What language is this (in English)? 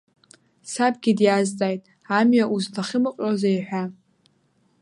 Abkhazian